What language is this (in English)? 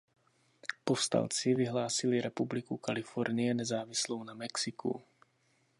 Czech